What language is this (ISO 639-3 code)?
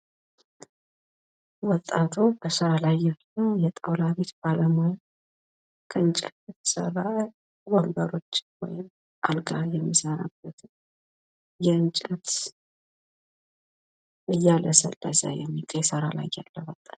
amh